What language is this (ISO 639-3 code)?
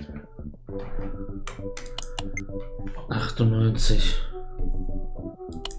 deu